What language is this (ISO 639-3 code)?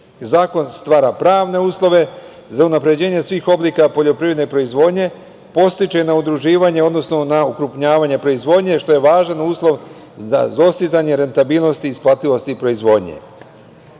srp